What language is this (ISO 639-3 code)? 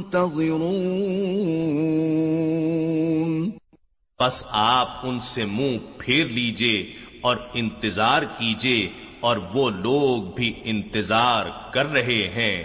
urd